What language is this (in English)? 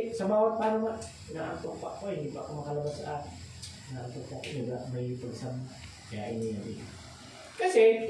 Filipino